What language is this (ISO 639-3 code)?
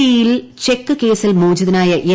mal